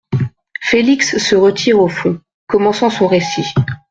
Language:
French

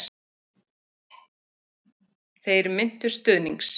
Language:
Icelandic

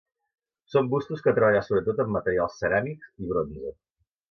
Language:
Catalan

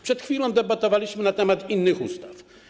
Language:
Polish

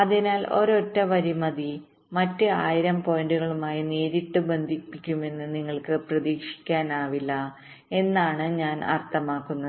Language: Malayalam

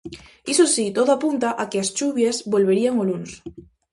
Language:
Galician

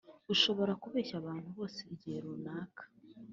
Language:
Kinyarwanda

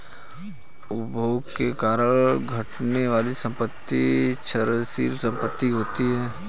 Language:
Hindi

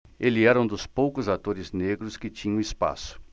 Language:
Portuguese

